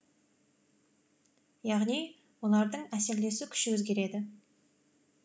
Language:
Kazakh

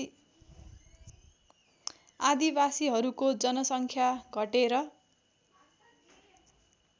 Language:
Nepali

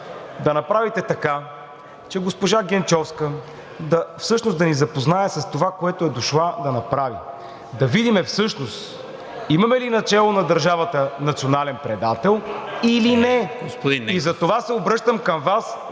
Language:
Bulgarian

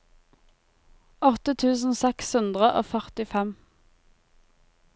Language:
Norwegian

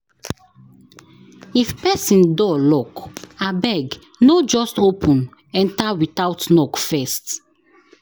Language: Nigerian Pidgin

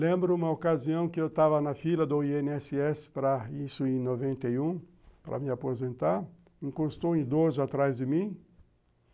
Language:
Portuguese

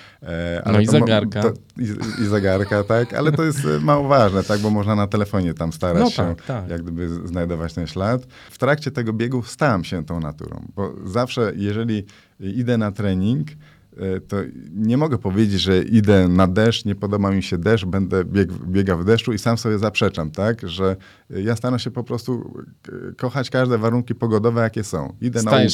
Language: Polish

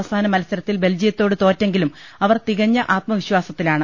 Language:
Malayalam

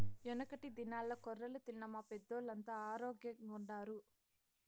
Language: Telugu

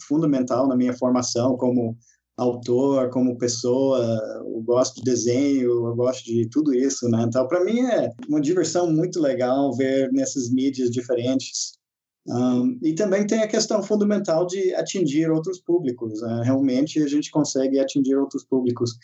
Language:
Portuguese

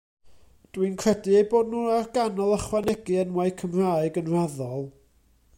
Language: Welsh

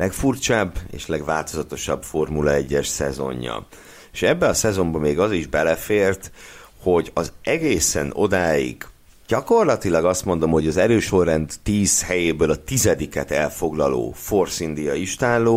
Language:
Hungarian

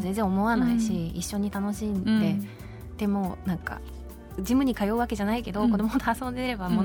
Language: Japanese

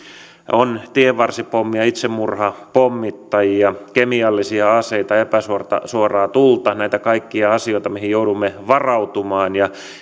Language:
Finnish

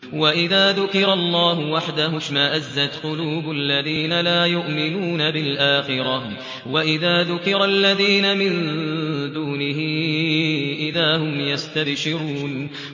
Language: Arabic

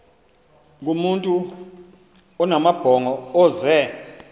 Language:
Xhosa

